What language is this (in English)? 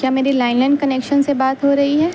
Urdu